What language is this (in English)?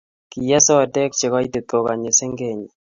Kalenjin